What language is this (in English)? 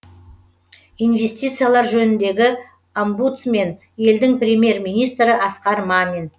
Kazakh